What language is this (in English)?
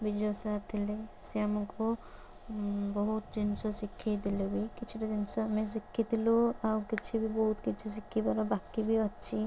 Odia